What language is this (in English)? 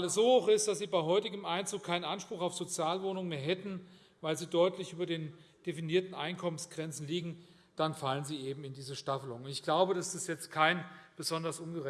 German